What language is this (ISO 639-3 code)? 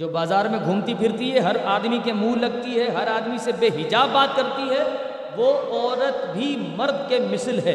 urd